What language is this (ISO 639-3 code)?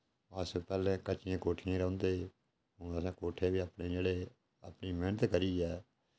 doi